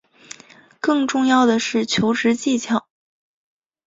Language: Chinese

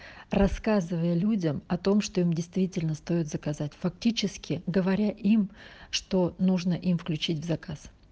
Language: Russian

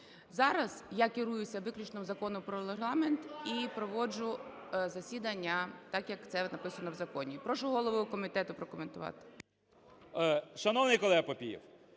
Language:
Ukrainian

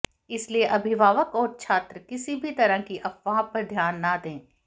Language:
Hindi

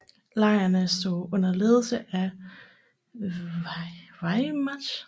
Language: Danish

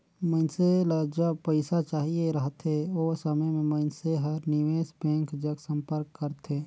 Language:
Chhattisgarhi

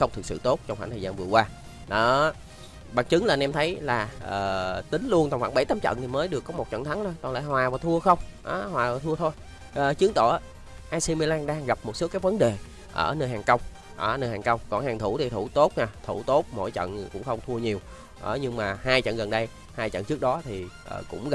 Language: Vietnamese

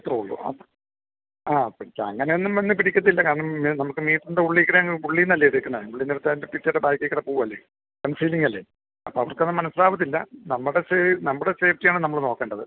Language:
Malayalam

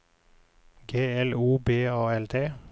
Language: Norwegian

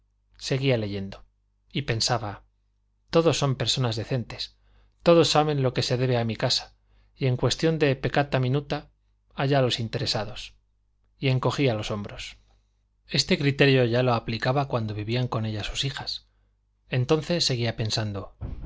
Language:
Spanish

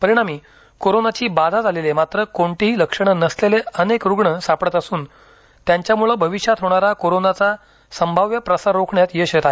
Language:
Marathi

